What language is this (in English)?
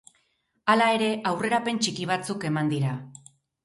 Basque